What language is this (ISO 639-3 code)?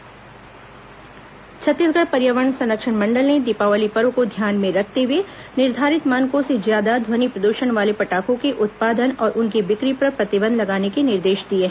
hin